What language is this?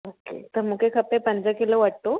Sindhi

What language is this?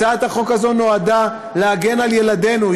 Hebrew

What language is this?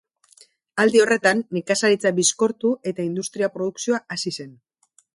Basque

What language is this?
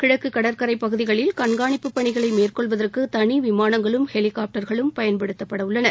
Tamil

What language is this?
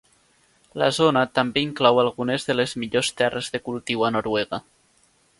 Catalan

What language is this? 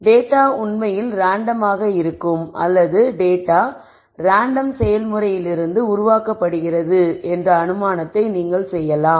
Tamil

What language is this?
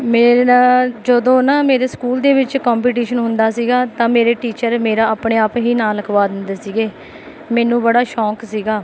Punjabi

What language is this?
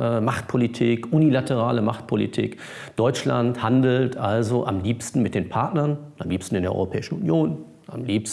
German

